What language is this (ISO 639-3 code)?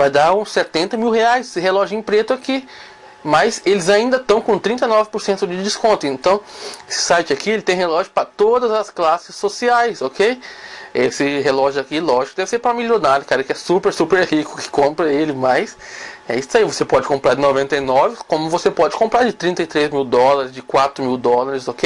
por